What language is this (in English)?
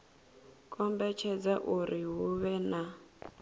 Venda